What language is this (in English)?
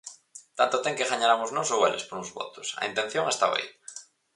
Galician